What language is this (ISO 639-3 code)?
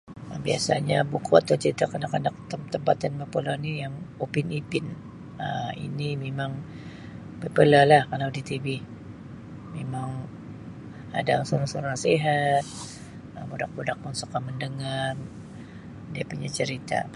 msi